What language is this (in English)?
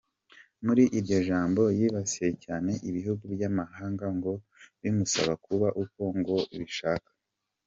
Kinyarwanda